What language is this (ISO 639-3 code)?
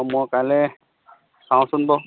asm